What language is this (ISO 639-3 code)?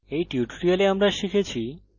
ben